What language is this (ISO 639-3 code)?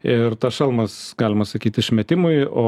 lit